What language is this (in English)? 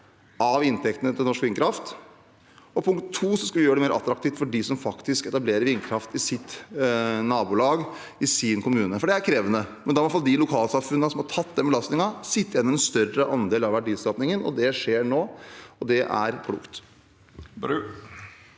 Norwegian